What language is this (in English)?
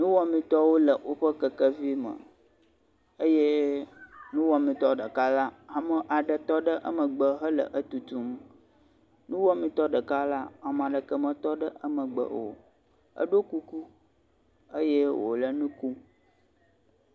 Ewe